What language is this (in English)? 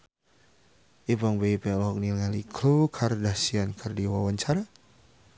Sundanese